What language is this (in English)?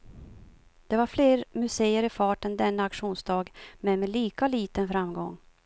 Swedish